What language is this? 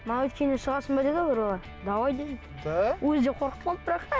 Kazakh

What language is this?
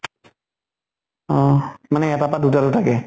Assamese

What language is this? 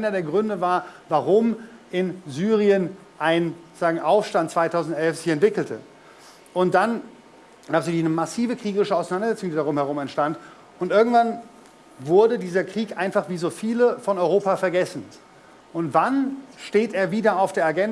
German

